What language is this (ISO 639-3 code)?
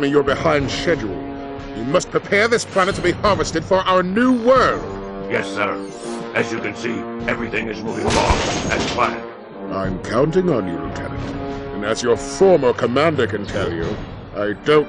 eng